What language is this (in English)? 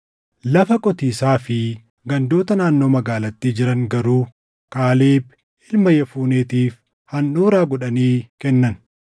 Oromo